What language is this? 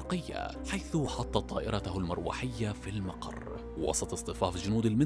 Arabic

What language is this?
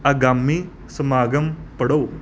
Punjabi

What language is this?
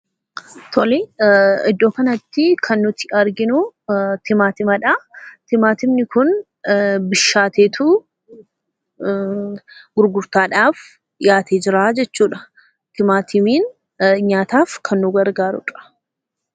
Oromo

